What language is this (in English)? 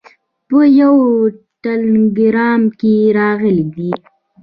Pashto